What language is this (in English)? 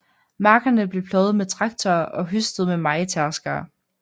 Danish